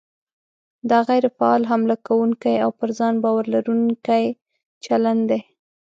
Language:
Pashto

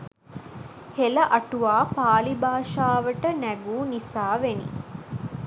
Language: Sinhala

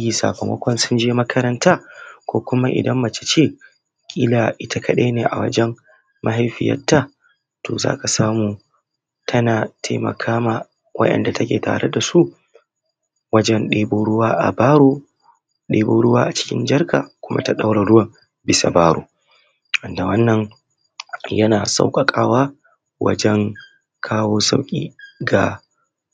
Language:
Hausa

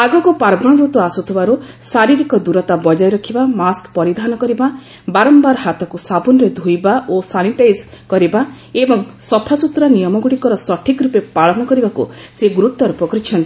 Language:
Odia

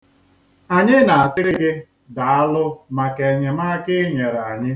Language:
Igbo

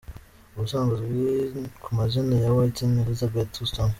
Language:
Kinyarwanda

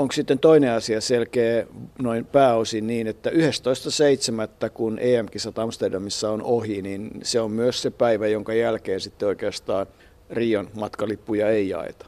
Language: Finnish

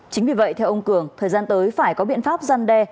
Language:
Vietnamese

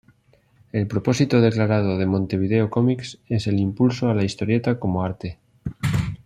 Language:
Spanish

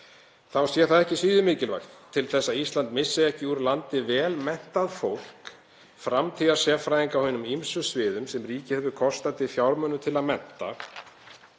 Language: Icelandic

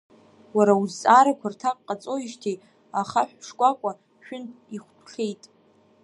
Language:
Abkhazian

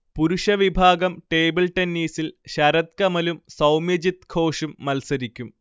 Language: Malayalam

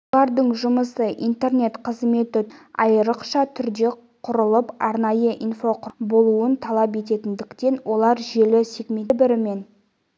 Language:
Kazakh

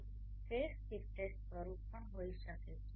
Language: Gujarati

